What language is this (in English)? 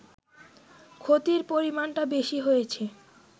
Bangla